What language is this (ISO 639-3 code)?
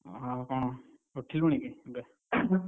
ori